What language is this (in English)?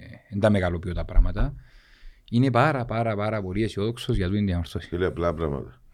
Greek